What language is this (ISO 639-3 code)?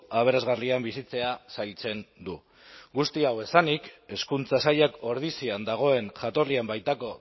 eus